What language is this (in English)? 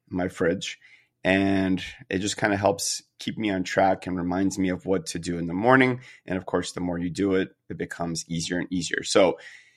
English